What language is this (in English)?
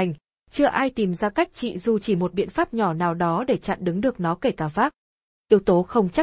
Vietnamese